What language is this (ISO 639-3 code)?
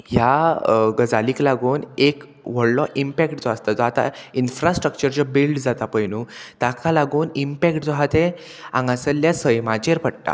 kok